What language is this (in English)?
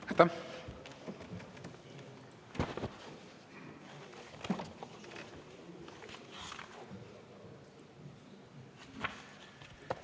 Estonian